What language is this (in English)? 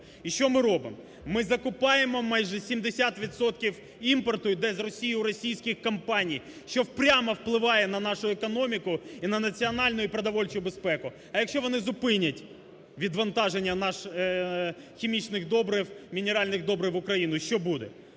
Ukrainian